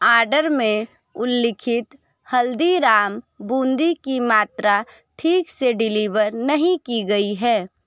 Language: Hindi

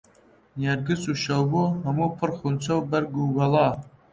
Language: Central Kurdish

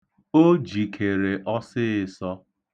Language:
Igbo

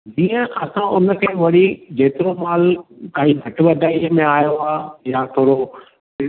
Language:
Sindhi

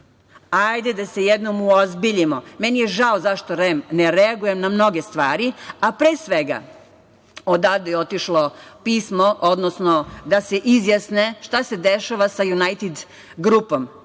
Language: Serbian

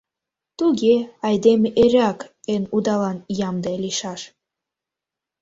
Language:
Mari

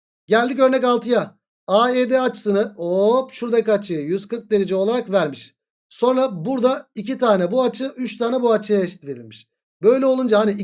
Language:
Turkish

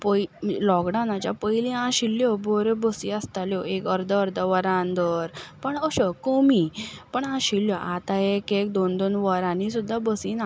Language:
Konkani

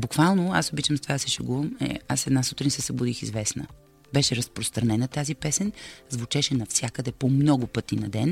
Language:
Bulgarian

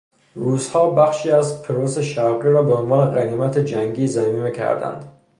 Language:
Persian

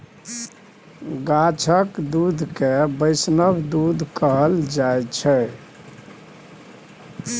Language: Maithili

